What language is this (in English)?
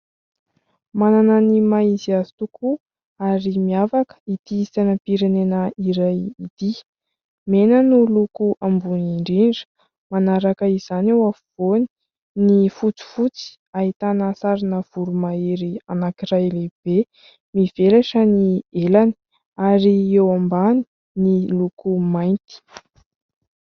Malagasy